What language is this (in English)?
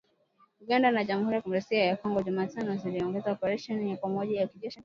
Swahili